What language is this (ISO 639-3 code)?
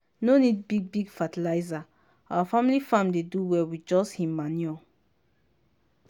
pcm